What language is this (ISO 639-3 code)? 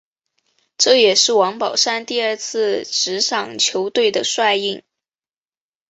zho